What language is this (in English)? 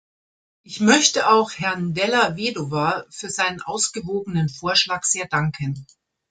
German